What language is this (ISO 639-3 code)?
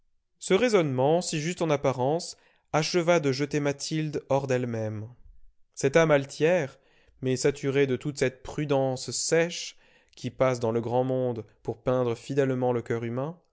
fra